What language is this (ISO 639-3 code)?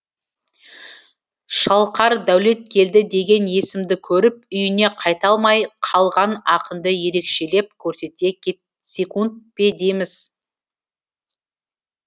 kaz